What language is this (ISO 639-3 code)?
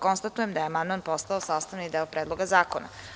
srp